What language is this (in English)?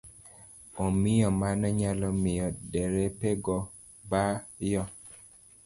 Luo (Kenya and Tanzania)